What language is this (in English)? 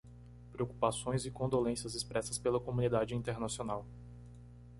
Portuguese